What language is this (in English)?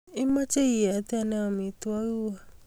Kalenjin